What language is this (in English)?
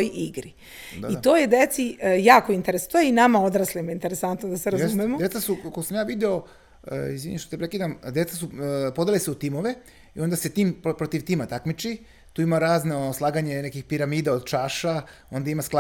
Croatian